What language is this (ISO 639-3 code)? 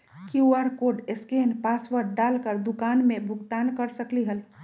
mag